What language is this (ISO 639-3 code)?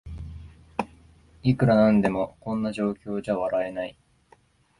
jpn